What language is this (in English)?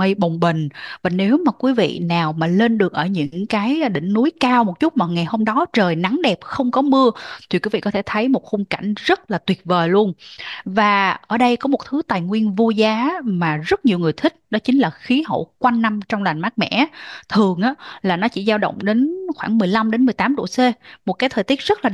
Vietnamese